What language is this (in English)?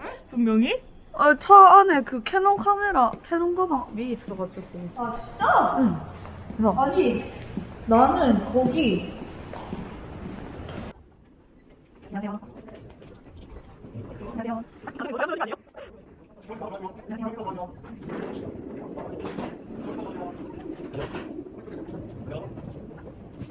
Korean